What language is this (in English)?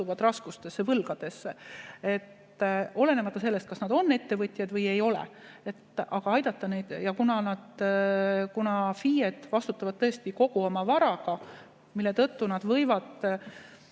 Estonian